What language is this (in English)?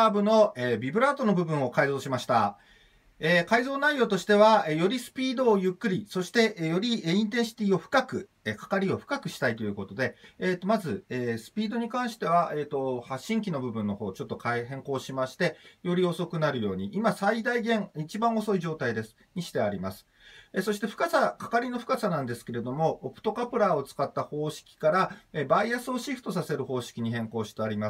Japanese